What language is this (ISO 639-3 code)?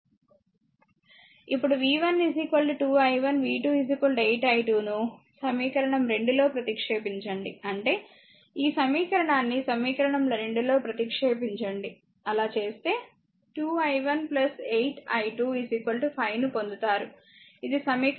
tel